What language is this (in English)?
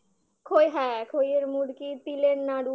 Bangla